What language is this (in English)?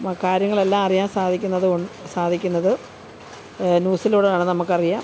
Malayalam